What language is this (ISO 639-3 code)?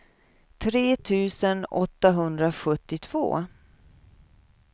swe